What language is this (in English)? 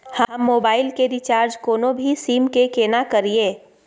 Maithili